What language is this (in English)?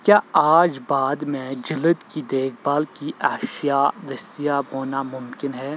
Urdu